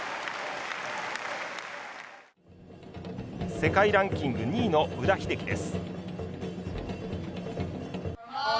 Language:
Japanese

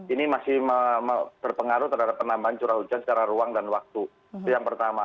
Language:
Indonesian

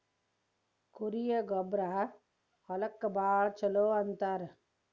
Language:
Kannada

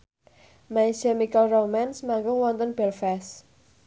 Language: Javanese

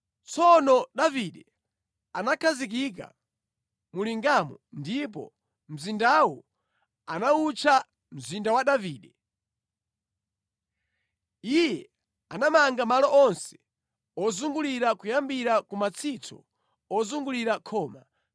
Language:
Nyanja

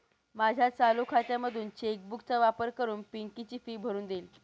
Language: Marathi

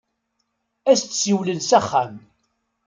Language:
Kabyle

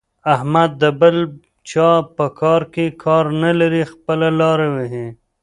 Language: Pashto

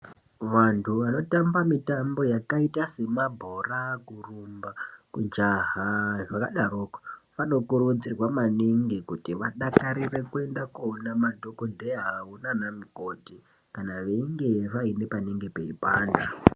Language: Ndau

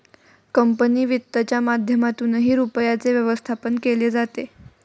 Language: Marathi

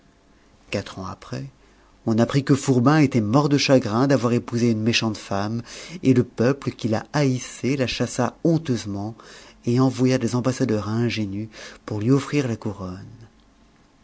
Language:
French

